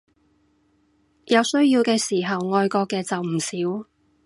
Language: Cantonese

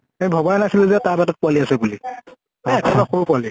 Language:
Assamese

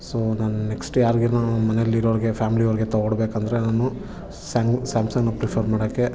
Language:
Kannada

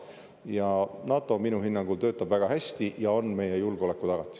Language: Estonian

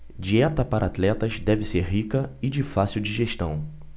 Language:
Portuguese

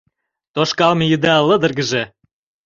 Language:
Mari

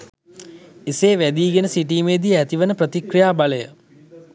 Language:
Sinhala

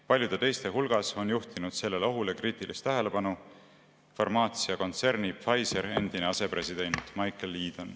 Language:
Estonian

